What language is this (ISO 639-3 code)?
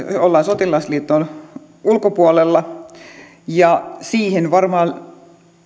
fin